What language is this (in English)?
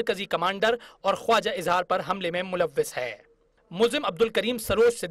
Hindi